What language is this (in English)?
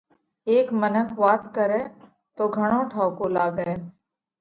Parkari Koli